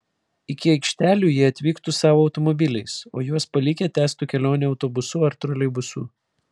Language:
Lithuanian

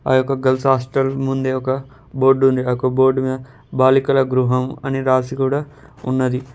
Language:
Telugu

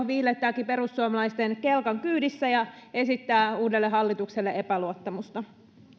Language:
Finnish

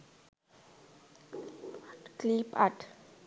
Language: Sinhala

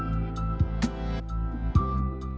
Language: Indonesian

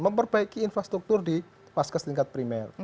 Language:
Indonesian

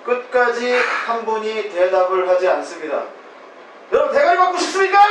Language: Korean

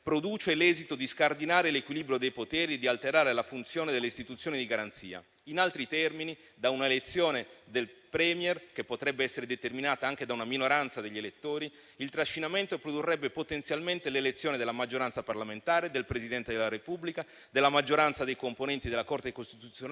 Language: Italian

